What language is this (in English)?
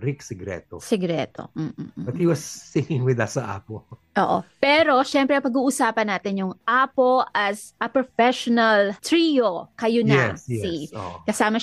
Filipino